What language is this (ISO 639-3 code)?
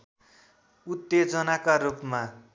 nep